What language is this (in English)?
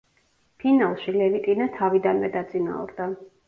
Georgian